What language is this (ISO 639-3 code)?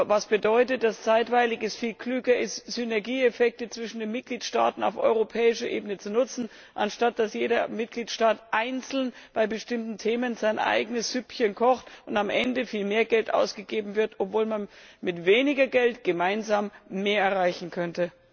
deu